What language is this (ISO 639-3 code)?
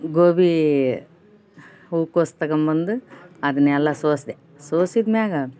kan